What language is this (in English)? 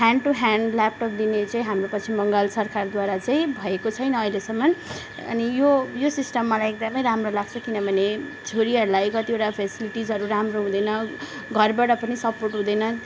Nepali